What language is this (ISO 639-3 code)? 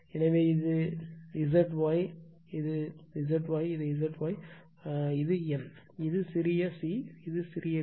tam